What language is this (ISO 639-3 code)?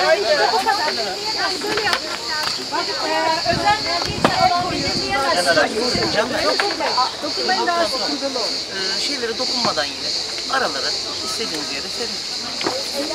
tur